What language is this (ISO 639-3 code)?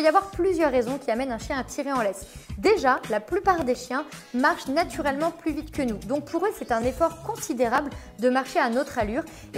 fra